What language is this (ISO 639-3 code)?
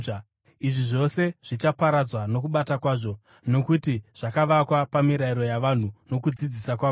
sna